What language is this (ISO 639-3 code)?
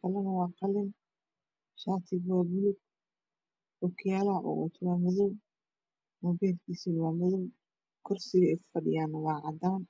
som